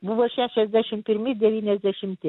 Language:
Lithuanian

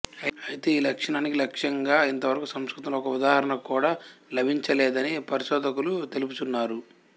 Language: Telugu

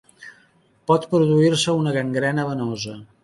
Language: Catalan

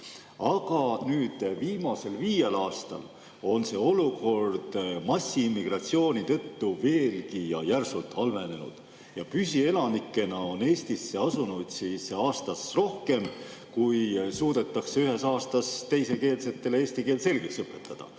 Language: Estonian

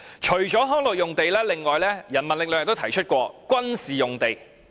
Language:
Cantonese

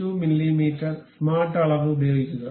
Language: Malayalam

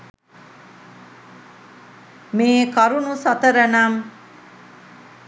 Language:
Sinhala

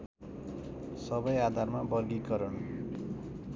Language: Nepali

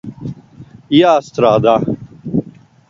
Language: Latvian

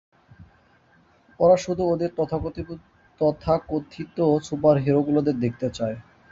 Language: Bangla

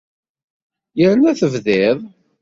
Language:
Kabyle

